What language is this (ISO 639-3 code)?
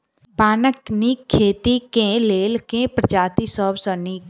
mai